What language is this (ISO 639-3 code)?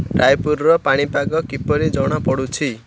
ori